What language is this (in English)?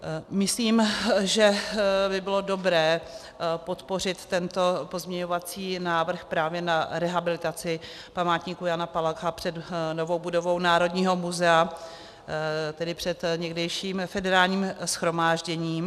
Czech